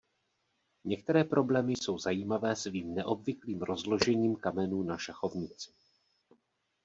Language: Czech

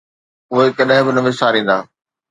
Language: Sindhi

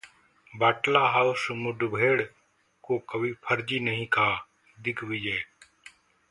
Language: Hindi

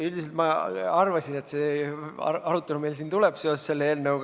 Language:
Estonian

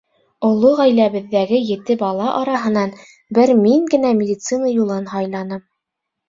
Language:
Bashkir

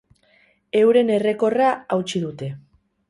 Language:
Basque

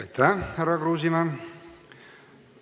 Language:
Estonian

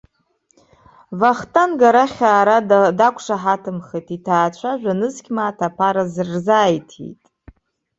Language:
Abkhazian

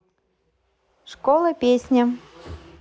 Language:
Russian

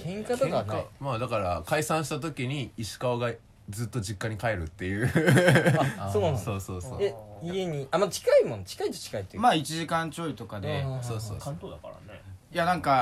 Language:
Japanese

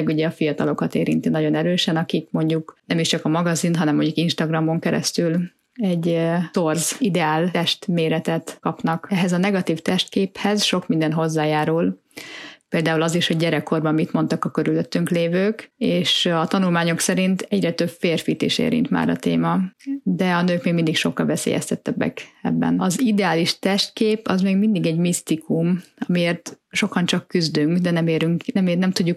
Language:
Hungarian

